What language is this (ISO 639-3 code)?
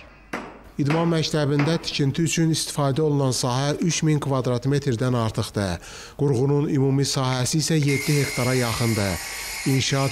tur